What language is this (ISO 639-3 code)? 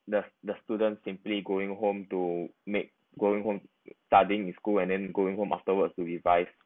eng